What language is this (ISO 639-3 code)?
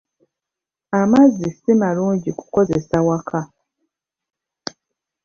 lug